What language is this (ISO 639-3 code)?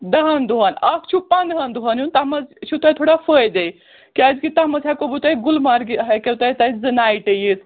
kas